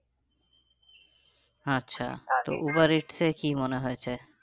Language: Bangla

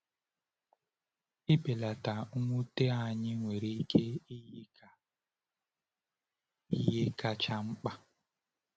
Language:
Igbo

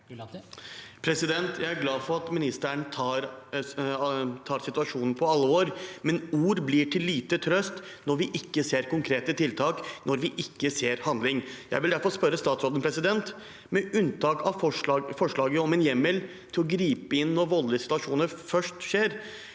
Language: Norwegian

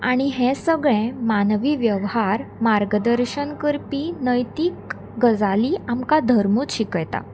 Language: Konkani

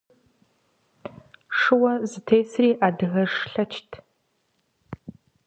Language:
Kabardian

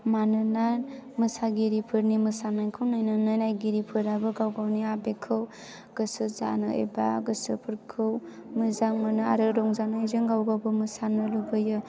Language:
Bodo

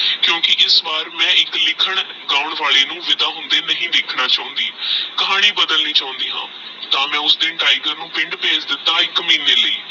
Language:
Punjabi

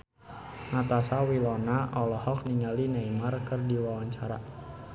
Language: Sundanese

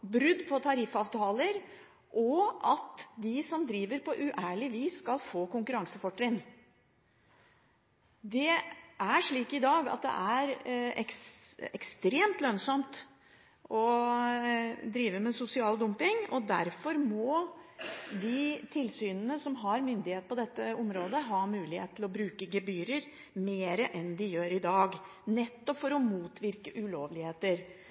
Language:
Norwegian Bokmål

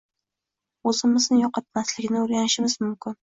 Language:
Uzbek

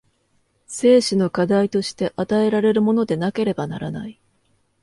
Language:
Japanese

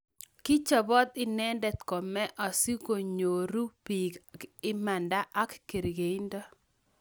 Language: Kalenjin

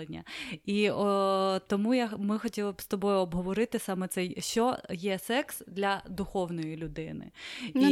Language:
Ukrainian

